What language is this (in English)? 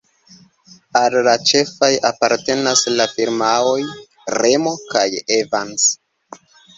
Esperanto